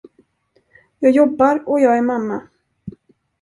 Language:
Swedish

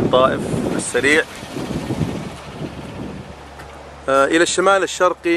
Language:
Arabic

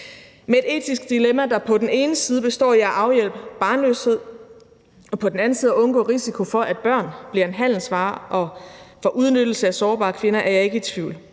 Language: Danish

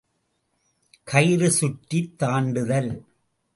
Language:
Tamil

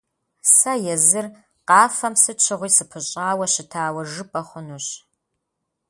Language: Kabardian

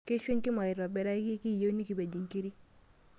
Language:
Masai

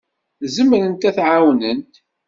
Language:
Kabyle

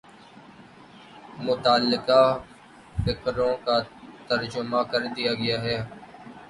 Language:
Urdu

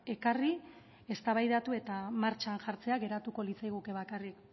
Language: Basque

